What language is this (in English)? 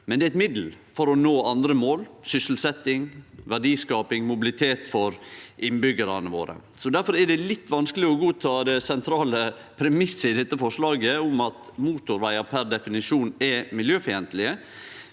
Norwegian